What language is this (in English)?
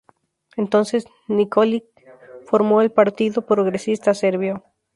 Spanish